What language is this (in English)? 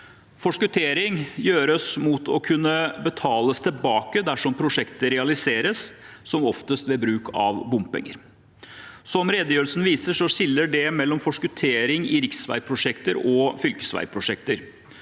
Norwegian